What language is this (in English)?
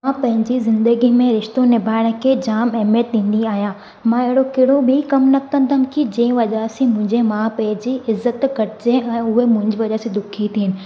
Sindhi